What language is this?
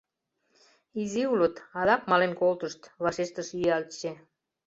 Mari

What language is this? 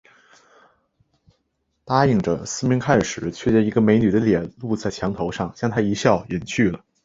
Chinese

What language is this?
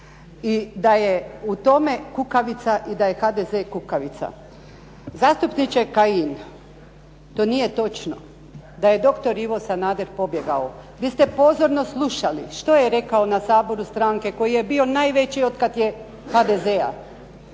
Croatian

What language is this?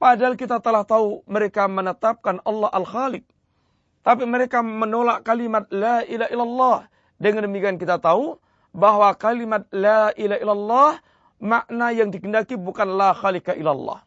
Malay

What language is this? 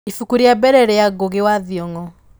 Kikuyu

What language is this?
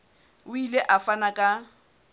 Southern Sotho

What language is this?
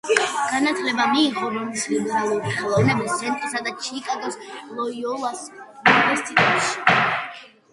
Georgian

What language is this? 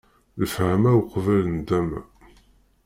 Kabyle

